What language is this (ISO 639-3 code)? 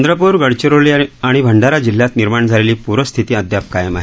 mar